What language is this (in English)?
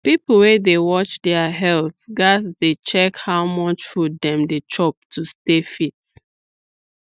Nigerian Pidgin